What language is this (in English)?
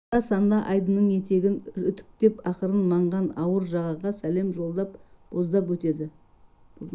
Kazakh